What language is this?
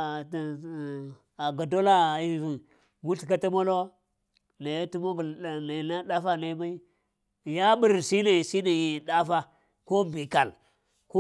Lamang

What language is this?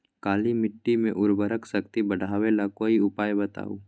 Magahi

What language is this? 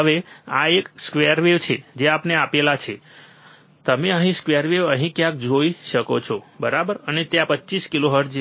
Gujarati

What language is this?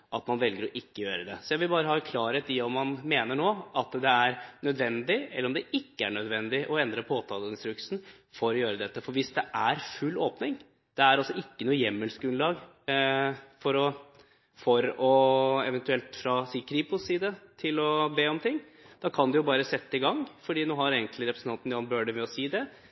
Norwegian Bokmål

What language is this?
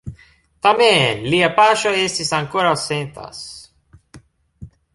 Esperanto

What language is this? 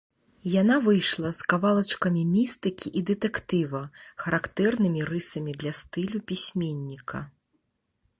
Belarusian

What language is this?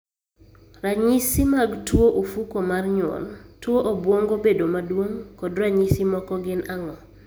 Luo (Kenya and Tanzania)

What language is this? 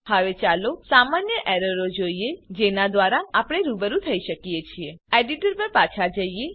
Gujarati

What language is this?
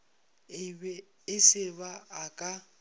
Northern Sotho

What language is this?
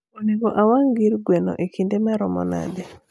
Luo (Kenya and Tanzania)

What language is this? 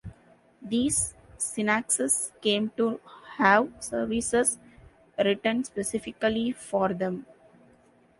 English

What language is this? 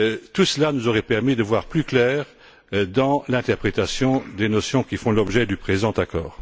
French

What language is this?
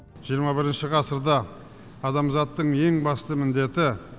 Kazakh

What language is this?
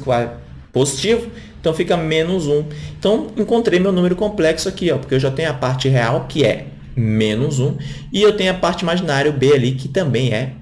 Portuguese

